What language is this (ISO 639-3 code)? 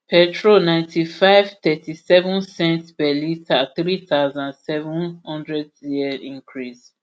pcm